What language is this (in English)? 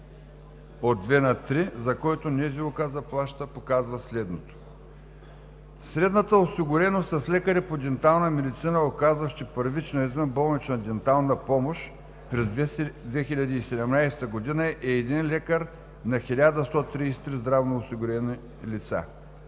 Bulgarian